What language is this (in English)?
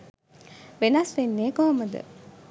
Sinhala